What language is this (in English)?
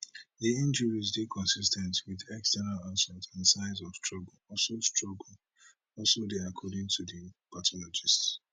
Nigerian Pidgin